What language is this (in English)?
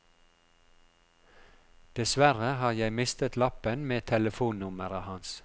Norwegian